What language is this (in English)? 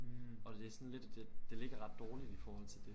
Danish